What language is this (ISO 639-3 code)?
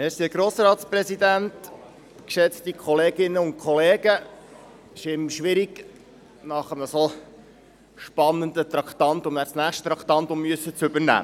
gsw